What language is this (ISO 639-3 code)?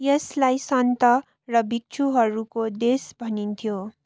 nep